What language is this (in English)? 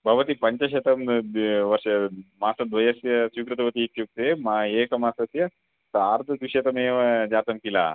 Sanskrit